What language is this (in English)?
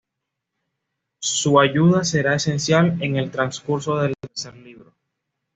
Spanish